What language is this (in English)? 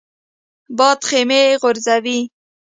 Pashto